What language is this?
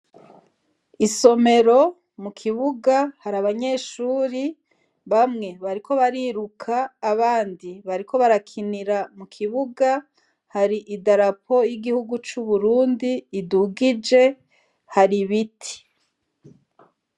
Rundi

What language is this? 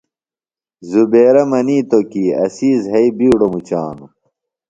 Phalura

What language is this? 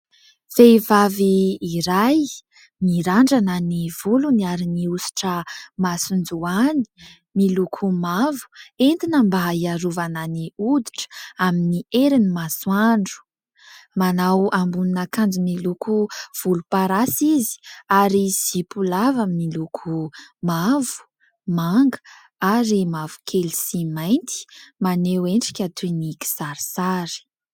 Malagasy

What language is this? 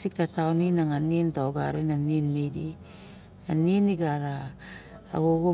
Barok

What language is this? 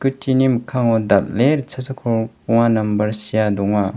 Garo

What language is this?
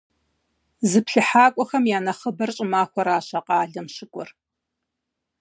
Kabardian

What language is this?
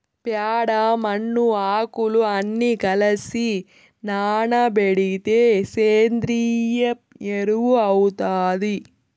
Telugu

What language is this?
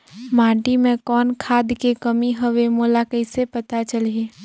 Chhattisgarhi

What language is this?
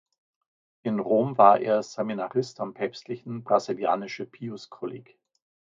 German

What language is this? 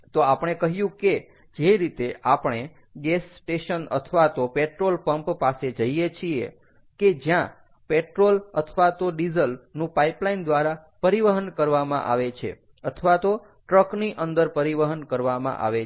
Gujarati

